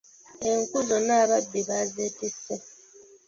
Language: Ganda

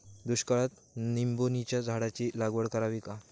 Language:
Marathi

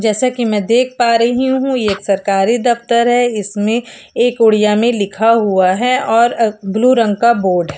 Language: Hindi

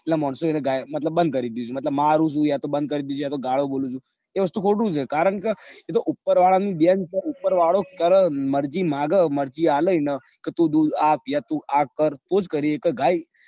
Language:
Gujarati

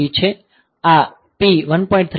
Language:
Gujarati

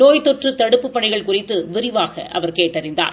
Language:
Tamil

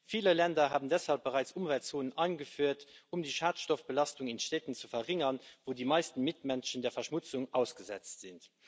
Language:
German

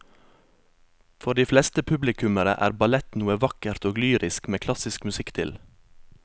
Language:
Norwegian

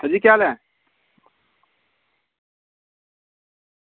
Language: Dogri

